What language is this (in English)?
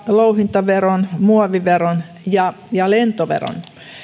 Finnish